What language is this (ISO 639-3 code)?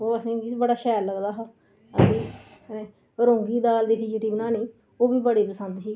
doi